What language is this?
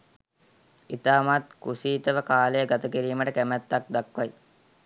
Sinhala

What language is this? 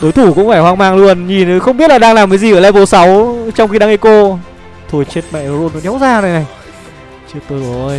Vietnamese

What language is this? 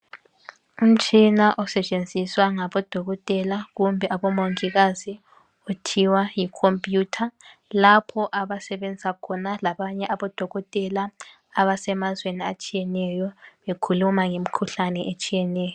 North Ndebele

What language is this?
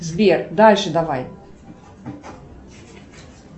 Russian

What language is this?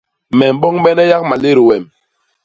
Basaa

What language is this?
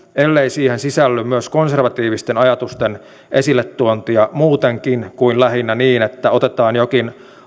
Finnish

